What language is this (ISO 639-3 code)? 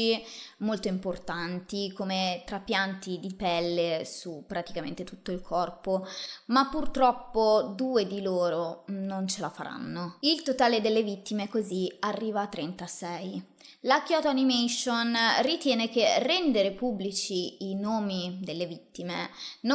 ita